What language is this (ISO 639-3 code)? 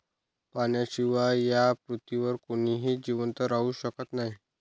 mar